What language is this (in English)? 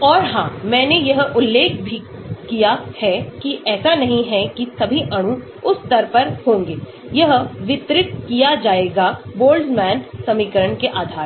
Hindi